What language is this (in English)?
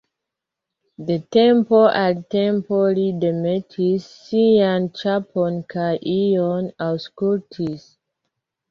Esperanto